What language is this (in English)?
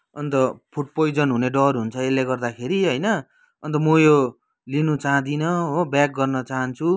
Nepali